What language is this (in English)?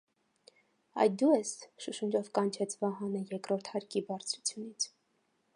Armenian